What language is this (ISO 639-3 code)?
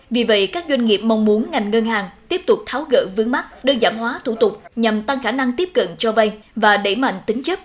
vie